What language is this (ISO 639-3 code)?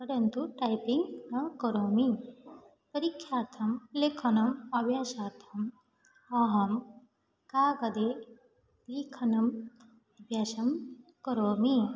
san